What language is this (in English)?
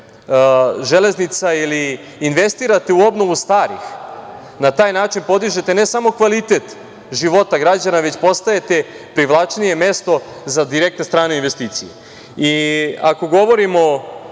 Serbian